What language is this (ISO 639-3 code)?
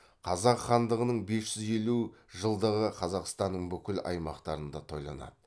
kaz